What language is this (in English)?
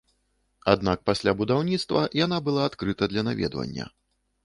Belarusian